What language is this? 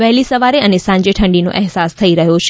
Gujarati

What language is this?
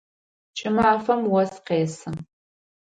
Adyghe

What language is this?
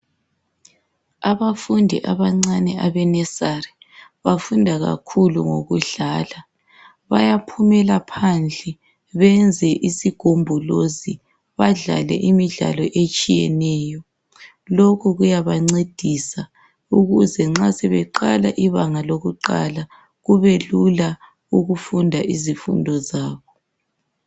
North Ndebele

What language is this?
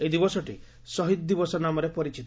Odia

